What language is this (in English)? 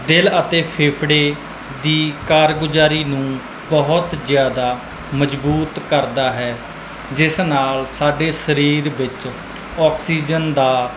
Punjabi